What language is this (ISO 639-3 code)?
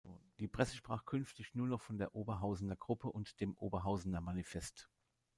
deu